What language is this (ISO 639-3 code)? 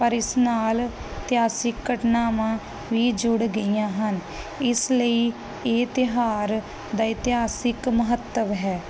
pan